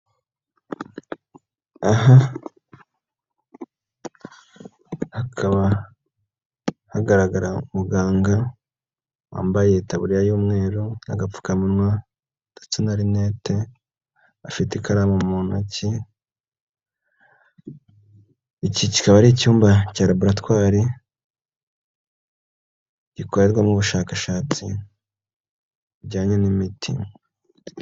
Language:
Kinyarwanda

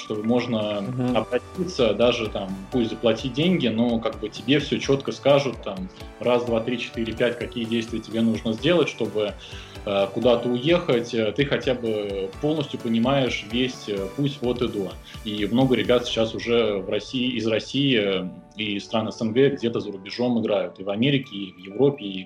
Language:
Russian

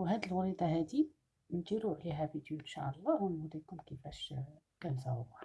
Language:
Arabic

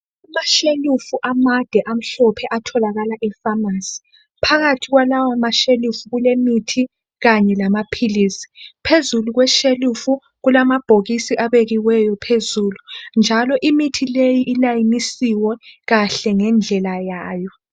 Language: North Ndebele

